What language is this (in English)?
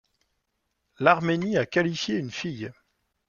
French